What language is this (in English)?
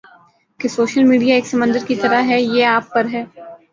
Urdu